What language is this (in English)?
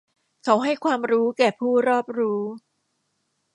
Thai